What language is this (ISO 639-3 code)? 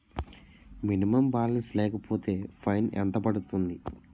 tel